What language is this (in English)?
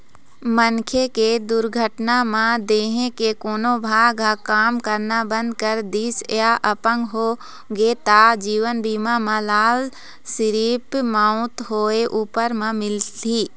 Chhattisgarhi